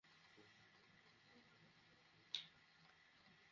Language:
Bangla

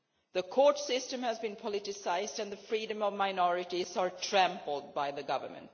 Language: English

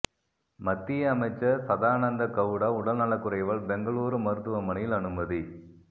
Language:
Tamil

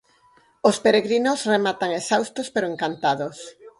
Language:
Galician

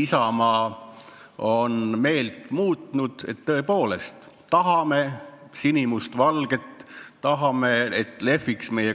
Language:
Estonian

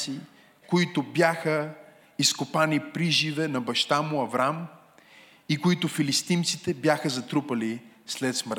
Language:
Bulgarian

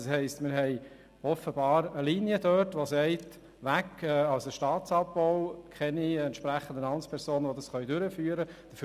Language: Swiss German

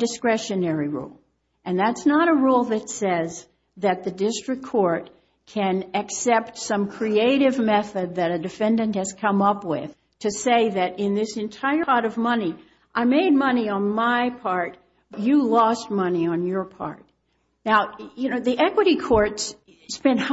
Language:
English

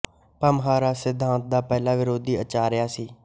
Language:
Punjabi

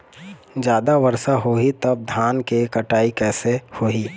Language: Chhattisgarhi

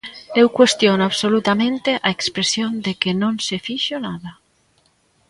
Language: Galician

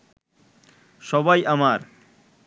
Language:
Bangla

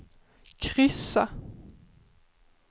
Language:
Swedish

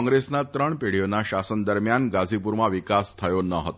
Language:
Gujarati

